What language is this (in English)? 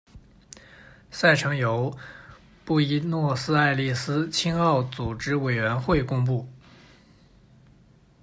Chinese